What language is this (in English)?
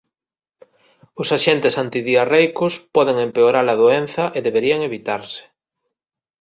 Galician